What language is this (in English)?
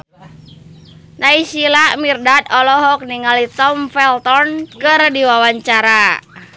Sundanese